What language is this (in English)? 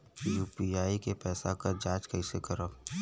Bhojpuri